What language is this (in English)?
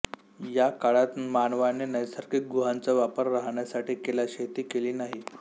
Marathi